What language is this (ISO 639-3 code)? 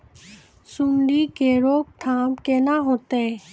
mai